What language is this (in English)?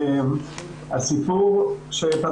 Hebrew